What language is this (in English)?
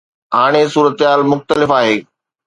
Sindhi